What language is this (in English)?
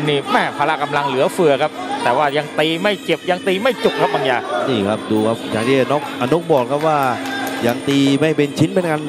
Thai